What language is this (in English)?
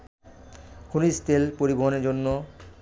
Bangla